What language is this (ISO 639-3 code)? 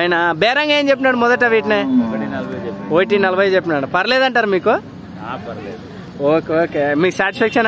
hin